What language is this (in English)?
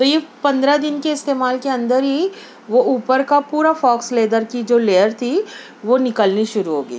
Urdu